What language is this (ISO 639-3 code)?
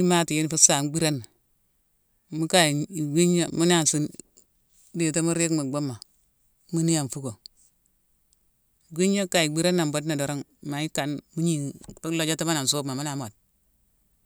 msw